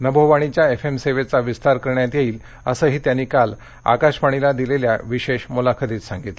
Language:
Marathi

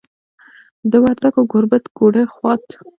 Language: Pashto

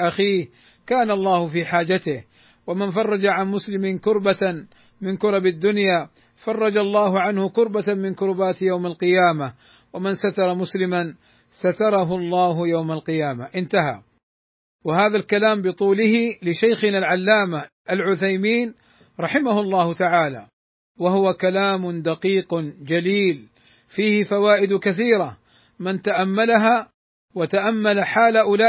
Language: Arabic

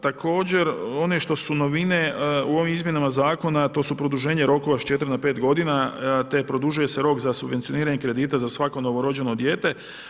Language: Croatian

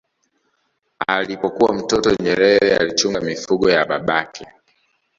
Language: Swahili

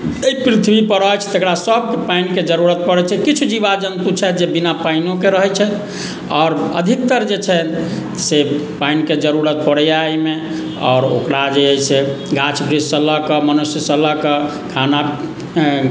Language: Maithili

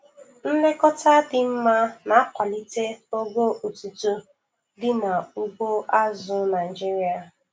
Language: Igbo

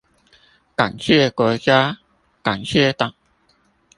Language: Chinese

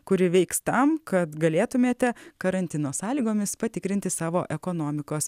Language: Lithuanian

